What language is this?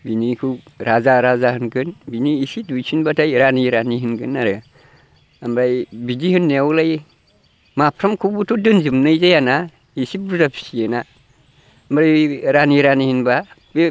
Bodo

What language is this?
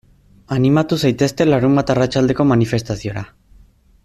Basque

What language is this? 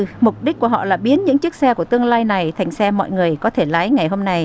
Vietnamese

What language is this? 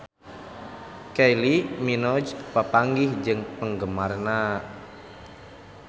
Sundanese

